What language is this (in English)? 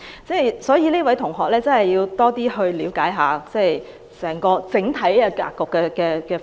Cantonese